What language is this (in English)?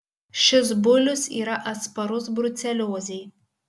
Lithuanian